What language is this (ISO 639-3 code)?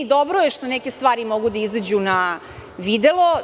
srp